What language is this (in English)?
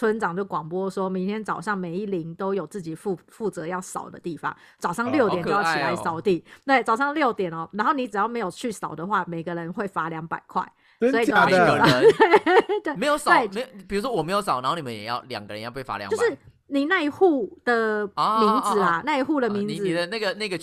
Chinese